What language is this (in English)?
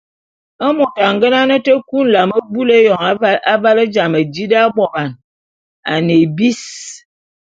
Bulu